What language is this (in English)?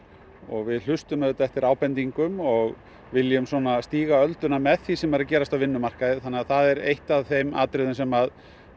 Icelandic